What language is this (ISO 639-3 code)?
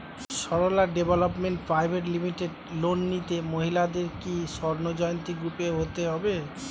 ben